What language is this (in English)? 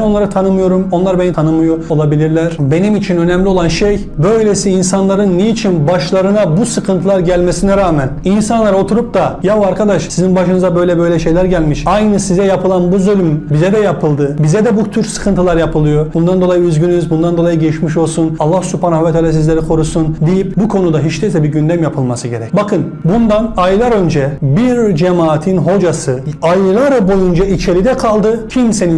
Turkish